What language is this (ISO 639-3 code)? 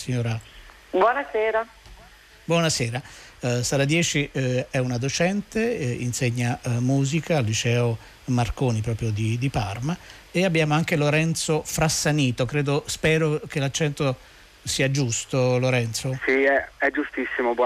ita